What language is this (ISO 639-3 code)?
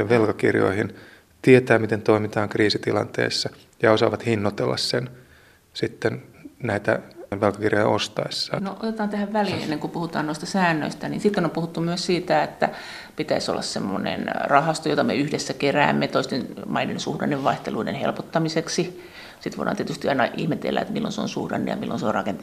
fin